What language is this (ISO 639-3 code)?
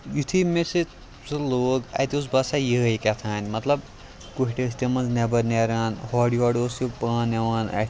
kas